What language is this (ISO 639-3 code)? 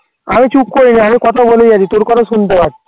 ben